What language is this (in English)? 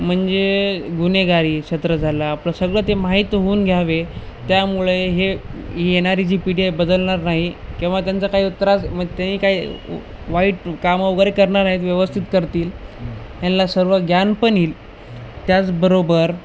Marathi